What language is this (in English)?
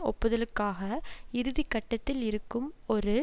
Tamil